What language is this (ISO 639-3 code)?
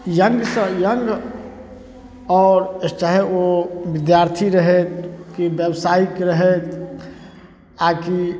mai